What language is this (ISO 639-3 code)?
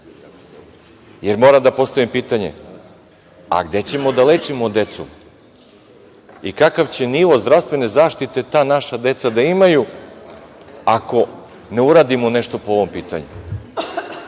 srp